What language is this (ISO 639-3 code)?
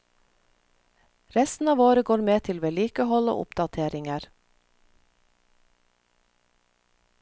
nor